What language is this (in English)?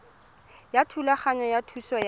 Tswana